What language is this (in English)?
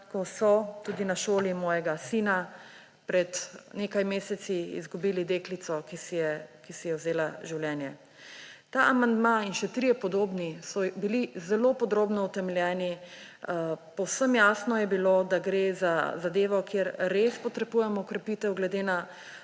Slovenian